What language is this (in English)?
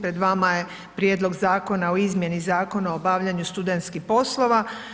Croatian